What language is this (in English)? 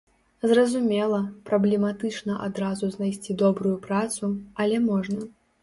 Belarusian